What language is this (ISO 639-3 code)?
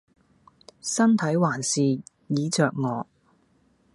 yue